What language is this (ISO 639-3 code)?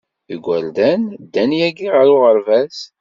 kab